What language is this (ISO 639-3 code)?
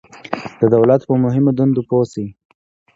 pus